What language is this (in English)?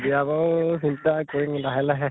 Assamese